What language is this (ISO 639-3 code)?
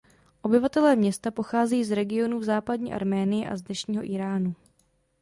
ces